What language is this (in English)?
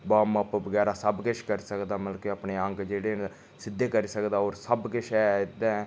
Dogri